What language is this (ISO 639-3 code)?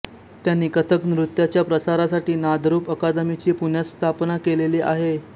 mar